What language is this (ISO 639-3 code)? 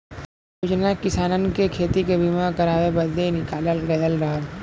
bho